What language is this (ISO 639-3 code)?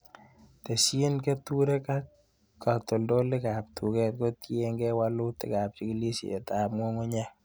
kln